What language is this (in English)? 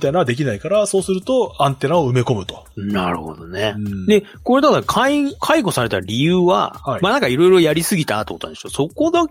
Japanese